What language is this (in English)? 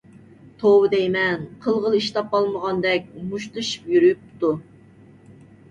Uyghur